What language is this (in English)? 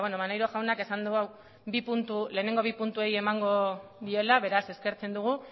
Basque